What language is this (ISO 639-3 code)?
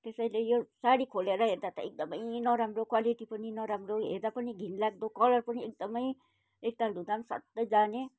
nep